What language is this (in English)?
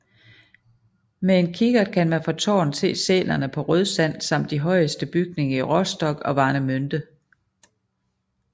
Danish